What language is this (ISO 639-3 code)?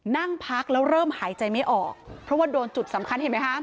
tha